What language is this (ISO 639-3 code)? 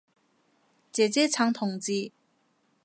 yue